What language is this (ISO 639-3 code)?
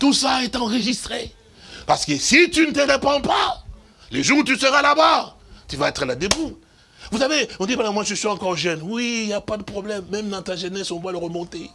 fra